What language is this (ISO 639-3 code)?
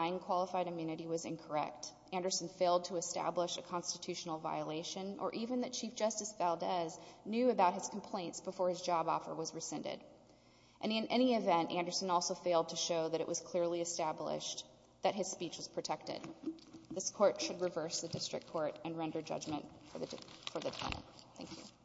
eng